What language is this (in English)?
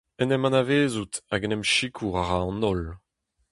Breton